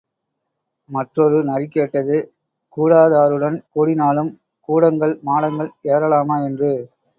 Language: Tamil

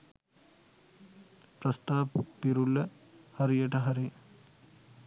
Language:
Sinhala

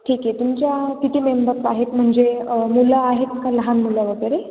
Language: Marathi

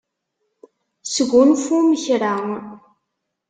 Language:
Kabyle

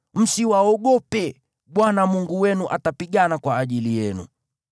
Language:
Swahili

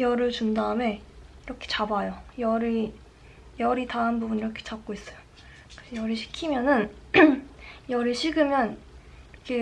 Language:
Korean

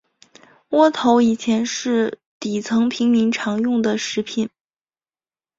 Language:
Chinese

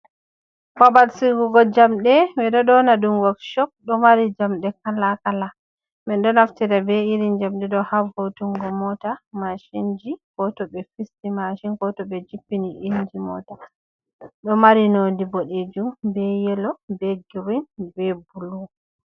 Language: Fula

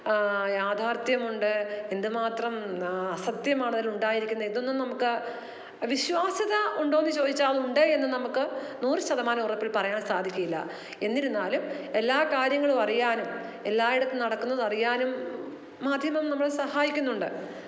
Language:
Malayalam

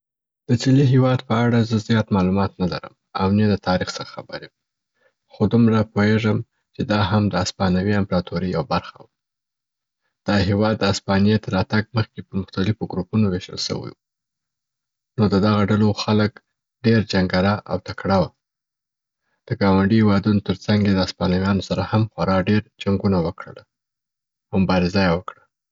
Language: Southern Pashto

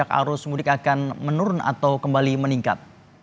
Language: Indonesian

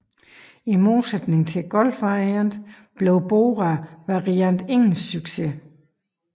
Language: Danish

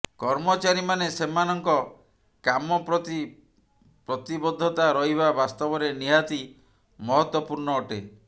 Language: Odia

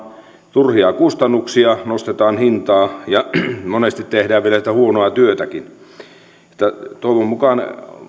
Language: Finnish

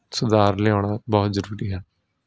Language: Punjabi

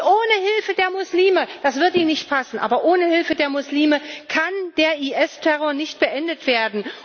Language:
German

